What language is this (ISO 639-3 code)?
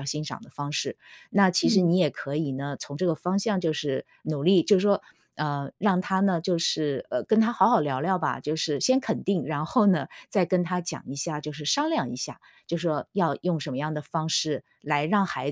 zho